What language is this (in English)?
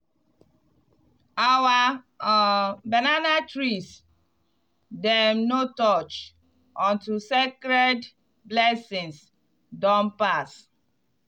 Nigerian Pidgin